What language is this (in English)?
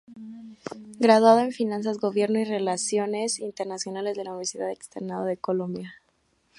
Spanish